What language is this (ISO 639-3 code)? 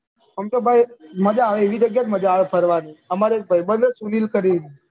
guj